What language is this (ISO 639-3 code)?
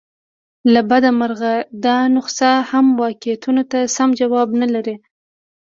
pus